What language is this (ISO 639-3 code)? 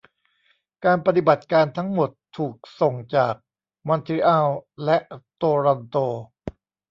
tha